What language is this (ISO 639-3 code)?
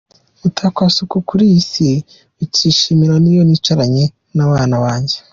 kin